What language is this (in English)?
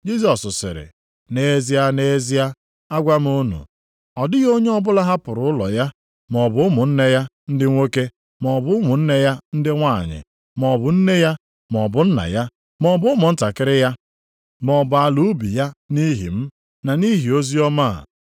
Igbo